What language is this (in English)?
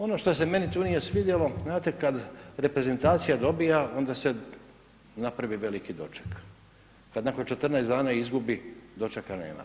Croatian